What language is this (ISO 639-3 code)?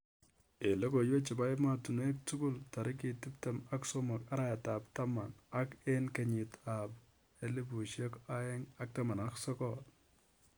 kln